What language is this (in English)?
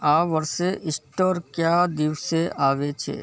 Gujarati